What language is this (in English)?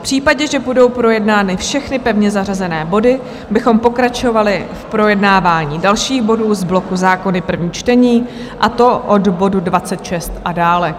Czech